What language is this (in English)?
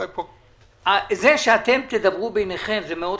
Hebrew